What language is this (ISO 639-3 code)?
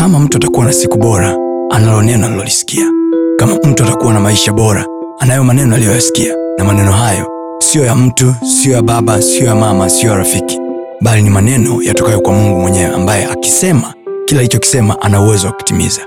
swa